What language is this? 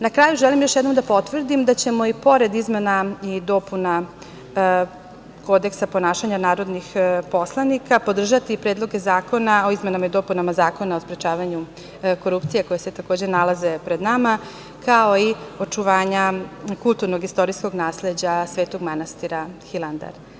Serbian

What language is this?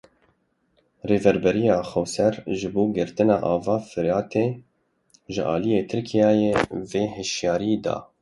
Kurdish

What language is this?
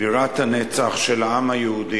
Hebrew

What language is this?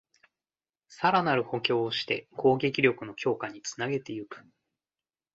Japanese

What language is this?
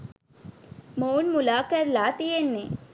Sinhala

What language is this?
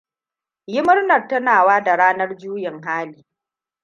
Hausa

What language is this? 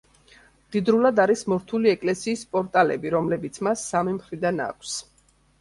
Georgian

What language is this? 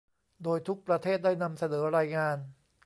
Thai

